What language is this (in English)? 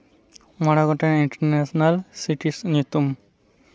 Santali